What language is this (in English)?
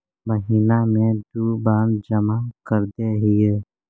Magahi